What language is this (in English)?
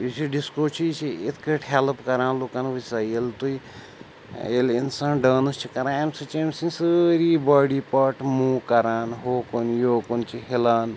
Kashmiri